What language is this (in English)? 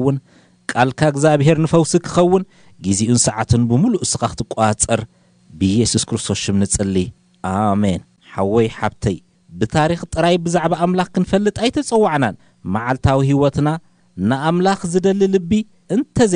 Arabic